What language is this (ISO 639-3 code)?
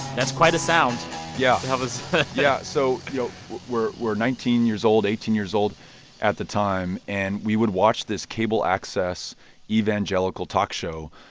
eng